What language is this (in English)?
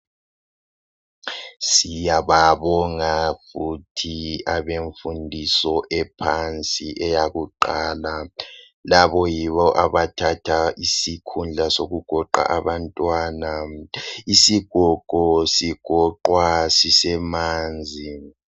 North Ndebele